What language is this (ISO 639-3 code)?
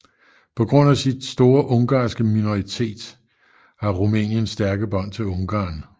dan